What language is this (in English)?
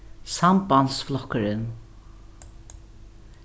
Faroese